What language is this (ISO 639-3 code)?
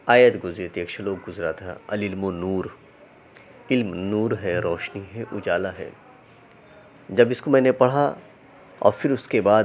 urd